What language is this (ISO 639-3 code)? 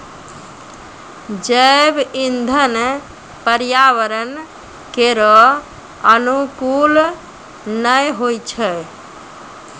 mai